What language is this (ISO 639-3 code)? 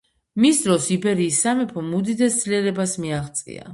kat